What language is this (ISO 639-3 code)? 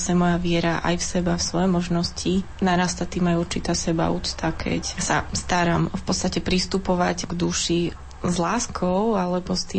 slk